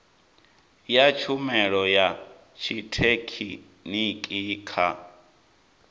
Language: Venda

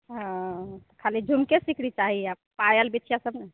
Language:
Maithili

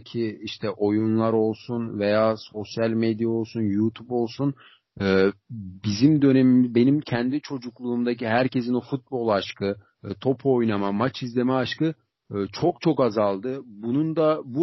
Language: Turkish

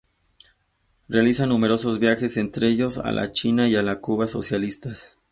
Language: Spanish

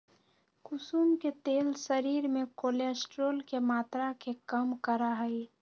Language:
Magahi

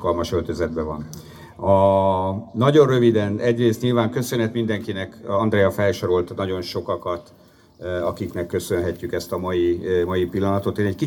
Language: Hungarian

